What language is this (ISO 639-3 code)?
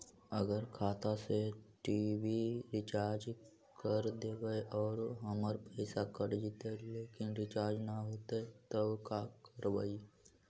mag